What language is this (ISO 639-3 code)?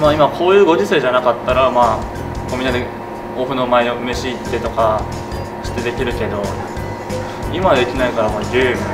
jpn